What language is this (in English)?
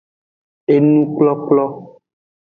Aja (Benin)